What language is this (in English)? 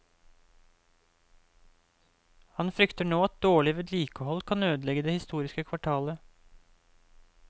Norwegian